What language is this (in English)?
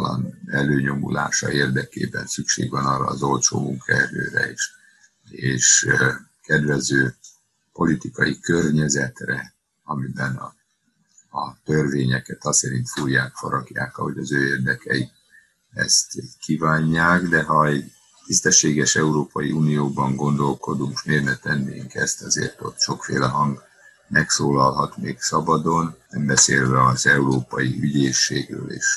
Hungarian